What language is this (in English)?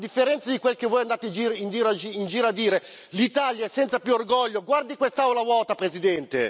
Italian